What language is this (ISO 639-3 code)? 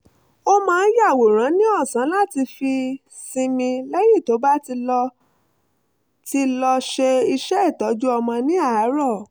yor